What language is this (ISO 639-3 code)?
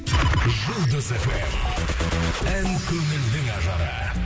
kaz